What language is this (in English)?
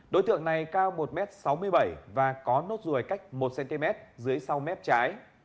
Vietnamese